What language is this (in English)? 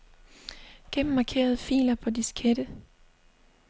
Danish